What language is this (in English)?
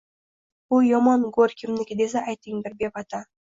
Uzbek